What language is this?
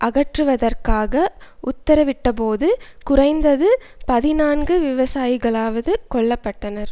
Tamil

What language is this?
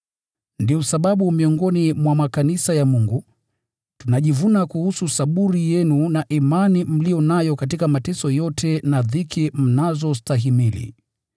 Swahili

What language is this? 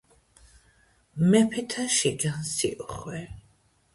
Georgian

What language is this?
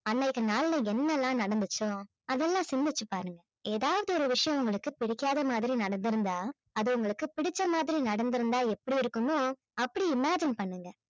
Tamil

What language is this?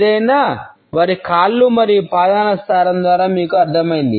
Telugu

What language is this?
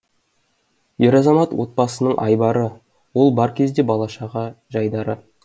Kazakh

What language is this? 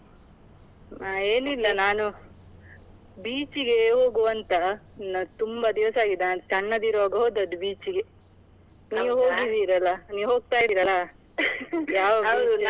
Kannada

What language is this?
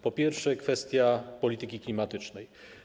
Polish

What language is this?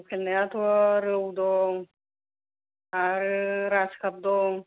Bodo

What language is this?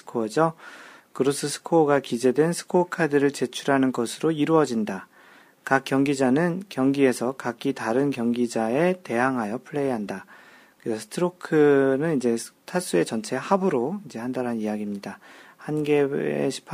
Korean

